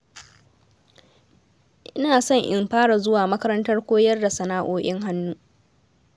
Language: Hausa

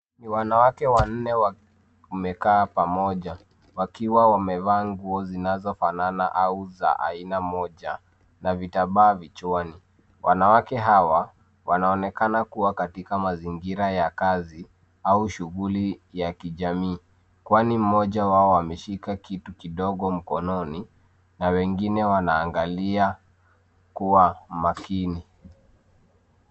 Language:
Swahili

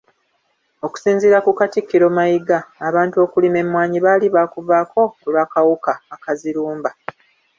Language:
Ganda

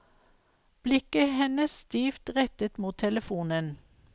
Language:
Norwegian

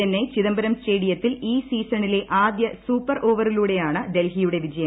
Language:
Malayalam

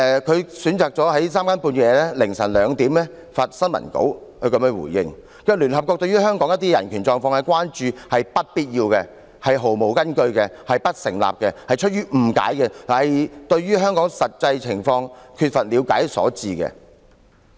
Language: Cantonese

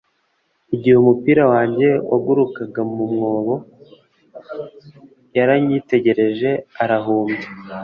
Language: Kinyarwanda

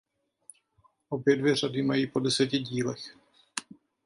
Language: Czech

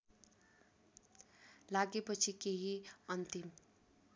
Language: Nepali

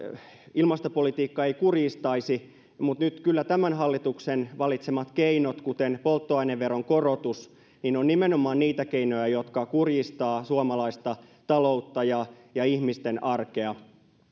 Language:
Finnish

